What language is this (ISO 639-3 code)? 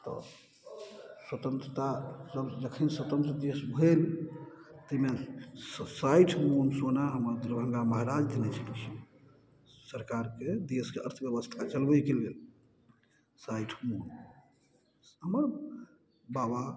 mai